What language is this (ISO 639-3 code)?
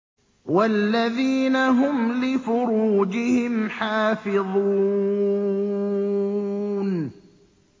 ara